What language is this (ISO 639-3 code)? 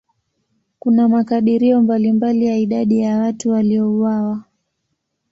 swa